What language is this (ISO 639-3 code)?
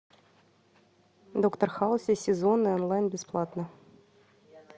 rus